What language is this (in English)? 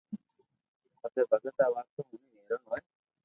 Loarki